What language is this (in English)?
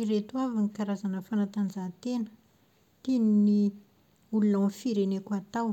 Malagasy